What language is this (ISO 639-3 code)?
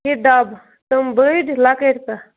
kas